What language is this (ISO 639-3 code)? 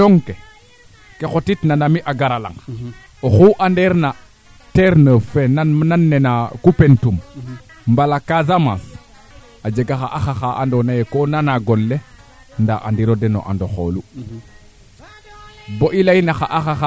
srr